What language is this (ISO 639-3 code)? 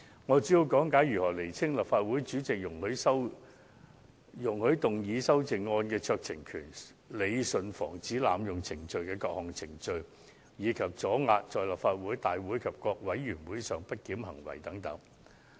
yue